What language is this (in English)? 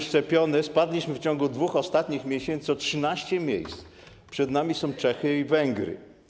Polish